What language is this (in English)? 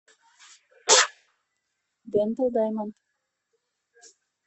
Russian